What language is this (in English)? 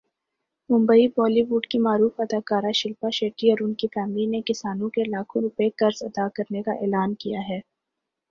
Urdu